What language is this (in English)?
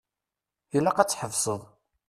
Kabyle